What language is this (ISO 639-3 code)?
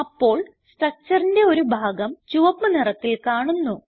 mal